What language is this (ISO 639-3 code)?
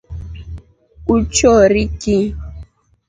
rof